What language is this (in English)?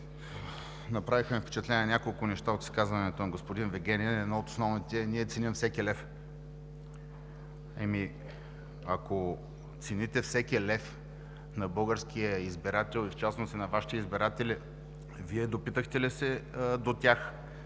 Bulgarian